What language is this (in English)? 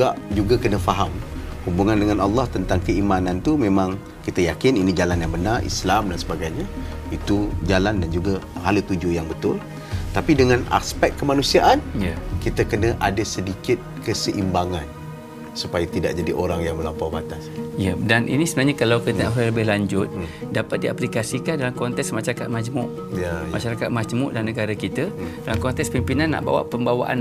Malay